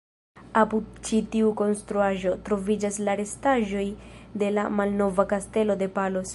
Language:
Esperanto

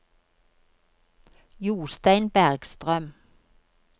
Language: Norwegian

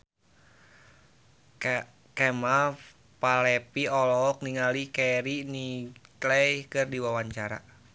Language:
Sundanese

